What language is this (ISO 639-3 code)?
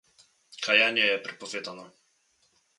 slv